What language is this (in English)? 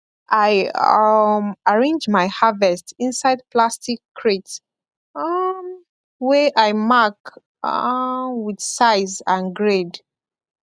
Nigerian Pidgin